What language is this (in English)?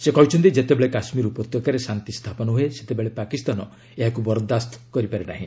Odia